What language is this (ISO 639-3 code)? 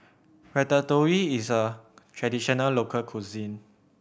eng